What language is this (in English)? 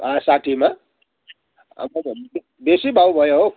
Nepali